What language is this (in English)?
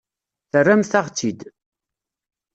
Kabyle